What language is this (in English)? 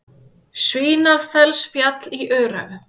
Icelandic